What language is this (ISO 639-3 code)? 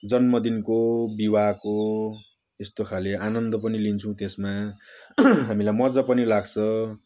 nep